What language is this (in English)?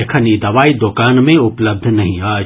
Maithili